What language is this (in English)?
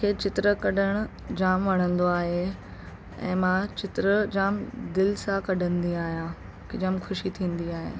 Sindhi